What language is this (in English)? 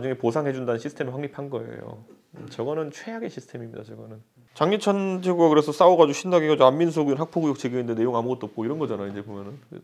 Korean